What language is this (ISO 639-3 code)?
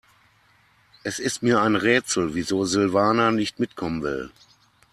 deu